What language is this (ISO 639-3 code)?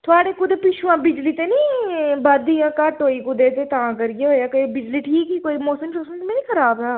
doi